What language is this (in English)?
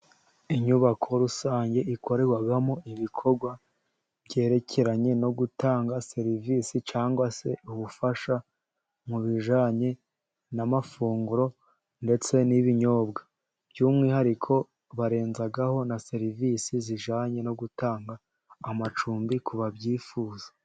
Kinyarwanda